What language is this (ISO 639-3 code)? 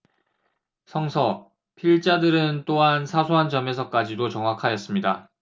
kor